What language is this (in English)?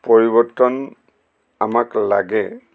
Assamese